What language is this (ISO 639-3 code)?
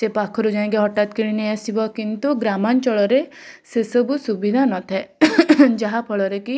ori